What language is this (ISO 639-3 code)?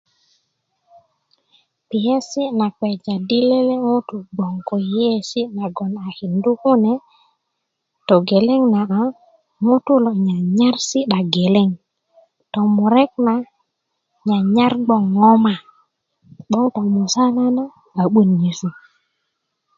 ukv